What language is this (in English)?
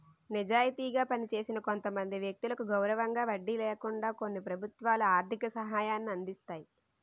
Telugu